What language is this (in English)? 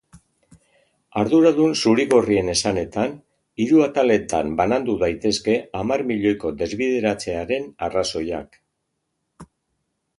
Basque